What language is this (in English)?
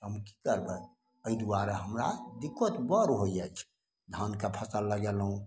Maithili